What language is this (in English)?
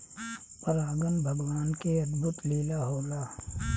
Bhojpuri